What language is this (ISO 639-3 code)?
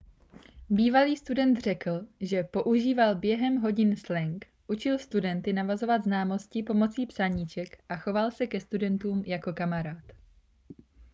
ces